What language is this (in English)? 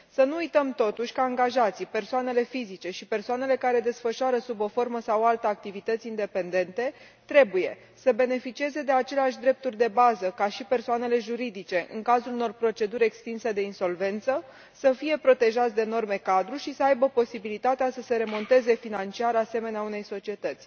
Romanian